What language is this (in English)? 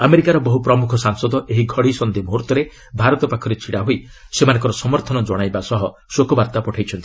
Odia